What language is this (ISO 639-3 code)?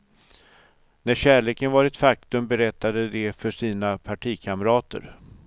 swe